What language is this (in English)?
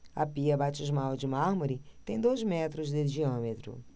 Portuguese